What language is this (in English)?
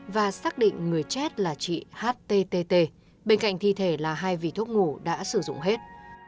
Vietnamese